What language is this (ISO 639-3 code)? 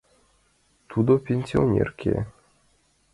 chm